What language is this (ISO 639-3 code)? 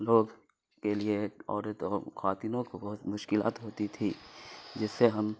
urd